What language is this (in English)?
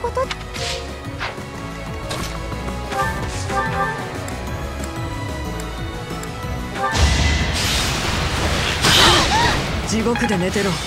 Japanese